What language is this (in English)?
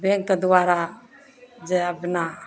Maithili